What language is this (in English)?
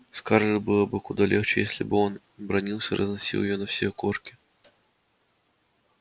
Russian